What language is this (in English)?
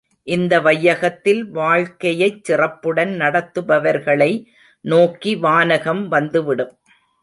Tamil